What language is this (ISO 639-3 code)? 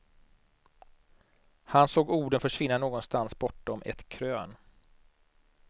swe